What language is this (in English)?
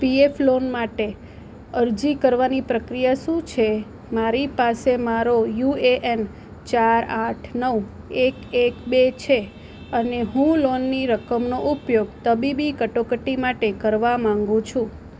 Gujarati